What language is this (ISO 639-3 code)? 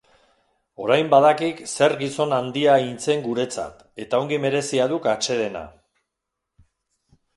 eus